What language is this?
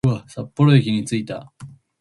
Japanese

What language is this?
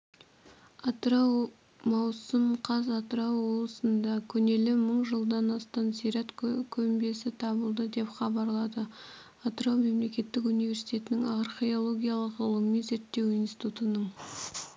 Kazakh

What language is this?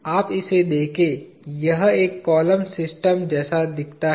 Hindi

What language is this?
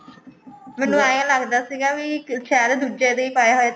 Punjabi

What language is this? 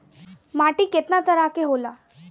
Bhojpuri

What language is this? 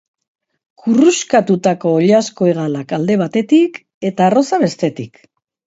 Basque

